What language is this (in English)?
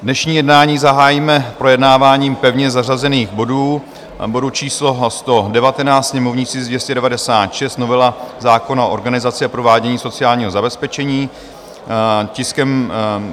Czech